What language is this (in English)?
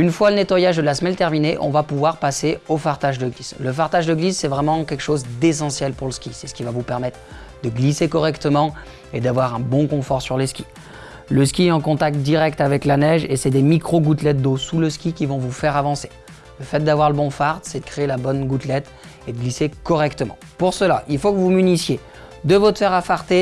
French